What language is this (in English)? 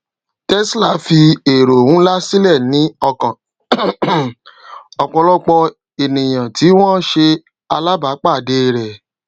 Yoruba